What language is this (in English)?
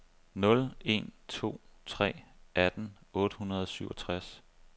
Danish